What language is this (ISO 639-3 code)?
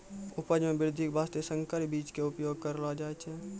mai